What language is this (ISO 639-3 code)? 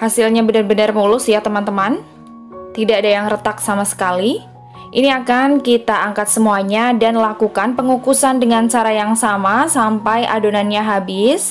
ind